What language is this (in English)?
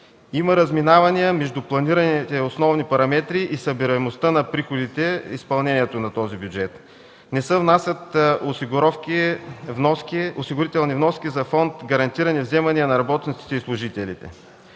Bulgarian